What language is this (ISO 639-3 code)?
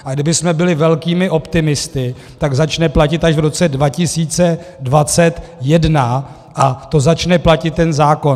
ces